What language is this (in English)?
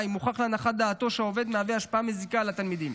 Hebrew